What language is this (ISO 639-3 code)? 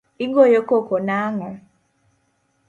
luo